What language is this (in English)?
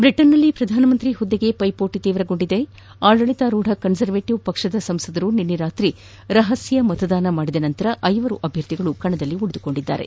Kannada